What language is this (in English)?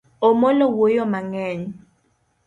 Luo (Kenya and Tanzania)